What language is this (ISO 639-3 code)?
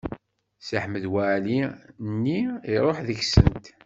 kab